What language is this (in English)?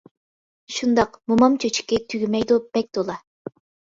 Uyghur